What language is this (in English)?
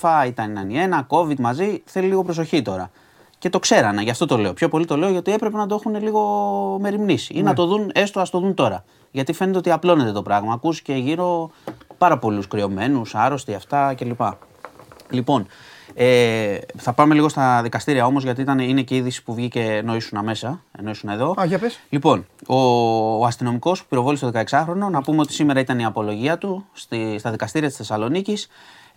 Greek